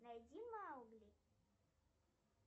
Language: Russian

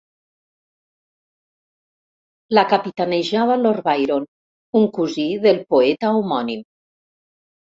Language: Catalan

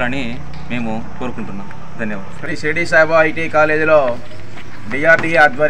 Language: Indonesian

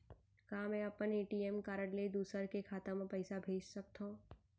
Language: Chhattisgarhi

